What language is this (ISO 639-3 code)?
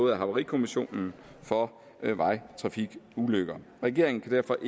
dan